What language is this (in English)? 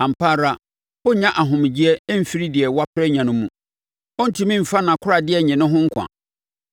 Akan